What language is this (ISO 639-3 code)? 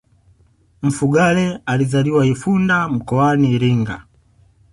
swa